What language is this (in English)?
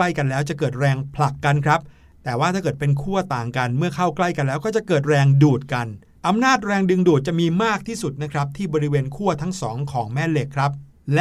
Thai